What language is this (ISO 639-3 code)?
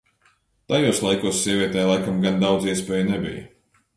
lav